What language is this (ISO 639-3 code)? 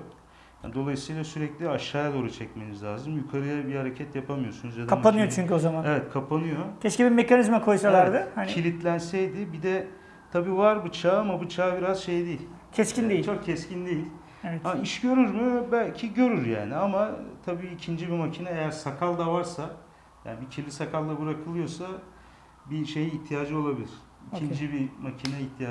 tur